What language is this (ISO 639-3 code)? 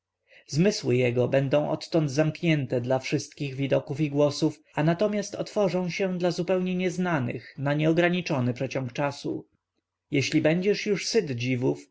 pol